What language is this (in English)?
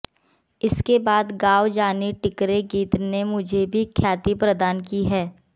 Hindi